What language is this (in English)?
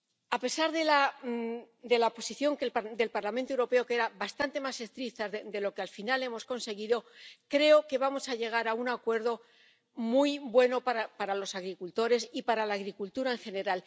Spanish